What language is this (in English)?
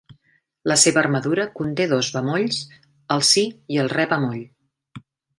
Catalan